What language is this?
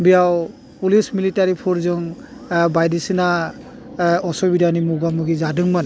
Bodo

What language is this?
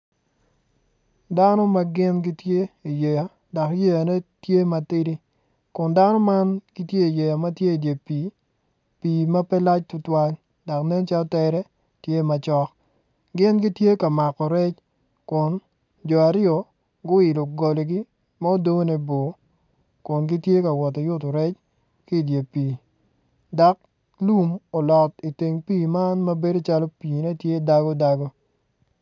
Acoli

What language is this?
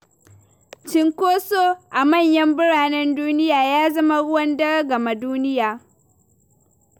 Hausa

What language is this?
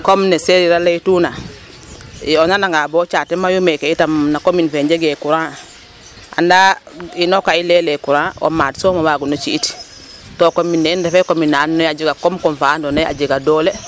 Serer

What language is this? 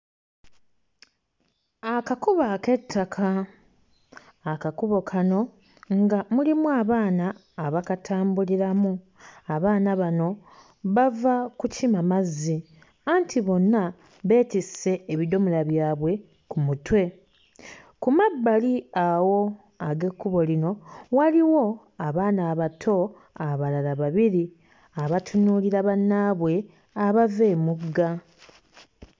Ganda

